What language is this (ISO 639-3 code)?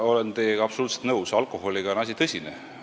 est